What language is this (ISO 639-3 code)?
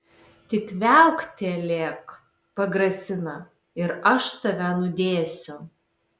lit